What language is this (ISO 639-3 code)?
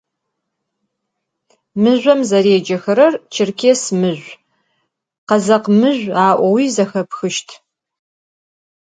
ady